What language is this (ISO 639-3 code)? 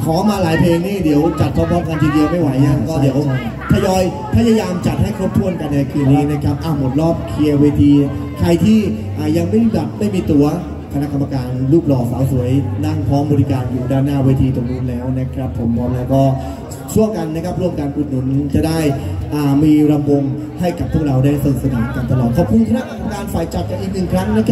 tha